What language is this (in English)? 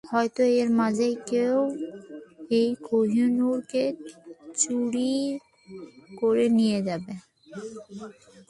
Bangla